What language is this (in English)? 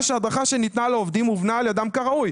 Hebrew